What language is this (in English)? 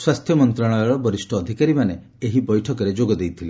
Odia